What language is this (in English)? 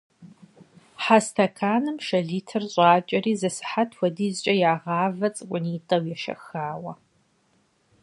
Kabardian